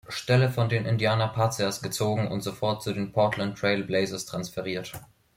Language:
German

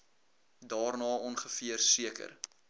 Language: Afrikaans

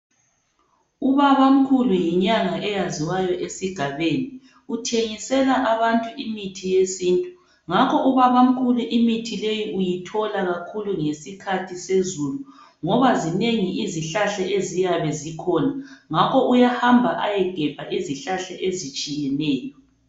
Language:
North Ndebele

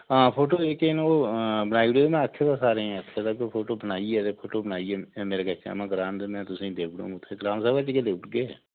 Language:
Dogri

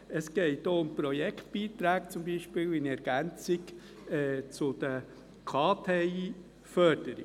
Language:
Swiss German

